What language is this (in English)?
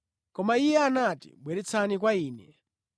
Nyanja